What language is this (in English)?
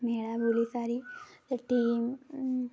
Odia